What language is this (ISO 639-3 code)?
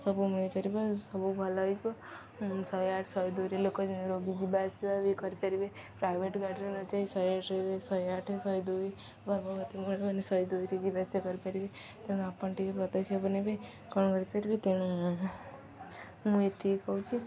ori